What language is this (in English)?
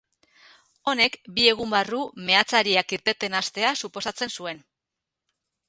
Basque